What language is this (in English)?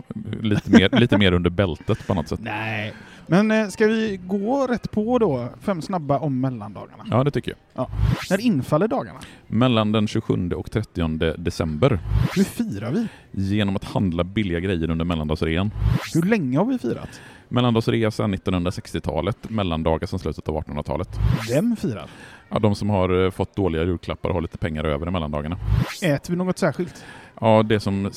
Swedish